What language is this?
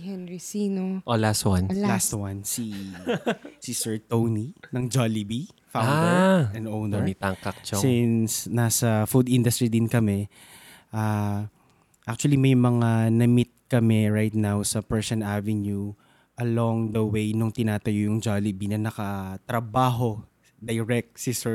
Filipino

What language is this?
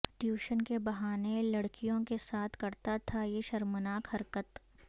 Urdu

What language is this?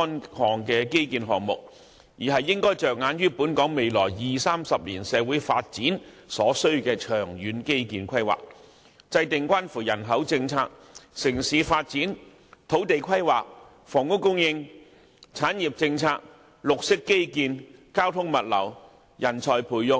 Cantonese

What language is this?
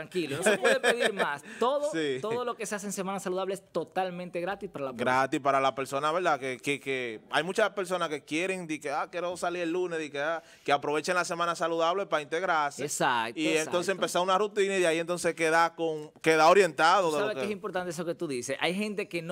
Spanish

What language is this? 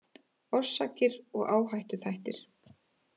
Icelandic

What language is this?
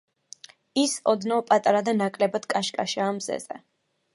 Georgian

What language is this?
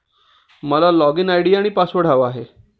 Marathi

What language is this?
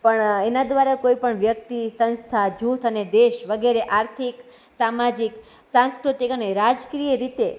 Gujarati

